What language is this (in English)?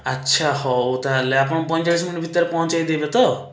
Odia